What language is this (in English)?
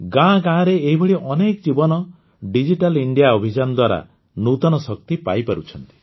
Odia